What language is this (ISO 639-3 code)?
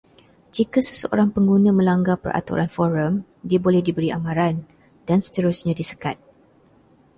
msa